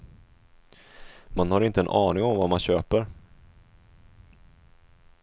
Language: Swedish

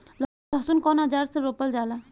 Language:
Bhojpuri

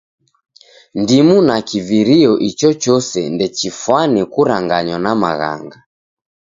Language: Taita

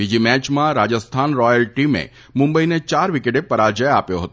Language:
Gujarati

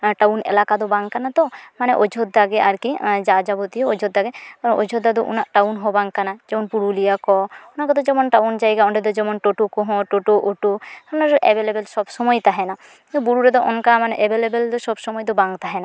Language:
Santali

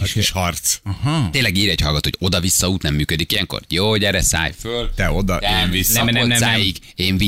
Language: Hungarian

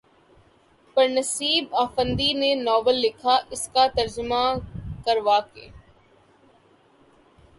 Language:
Urdu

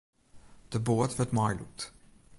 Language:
Western Frisian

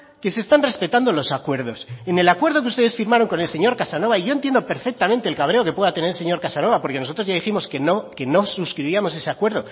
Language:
Spanish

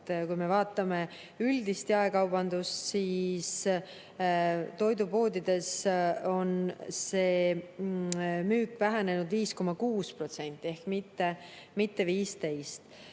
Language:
Estonian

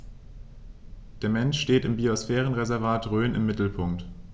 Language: German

